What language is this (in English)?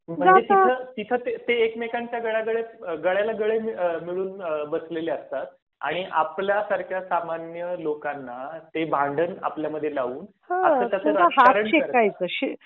Marathi